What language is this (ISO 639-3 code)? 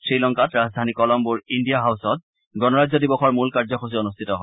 asm